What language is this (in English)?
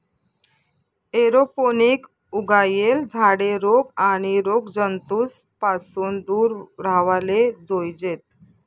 Marathi